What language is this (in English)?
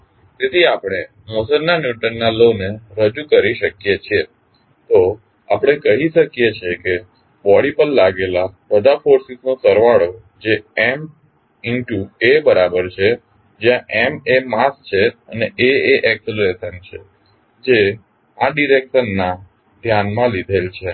Gujarati